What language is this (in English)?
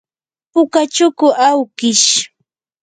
Yanahuanca Pasco Quechua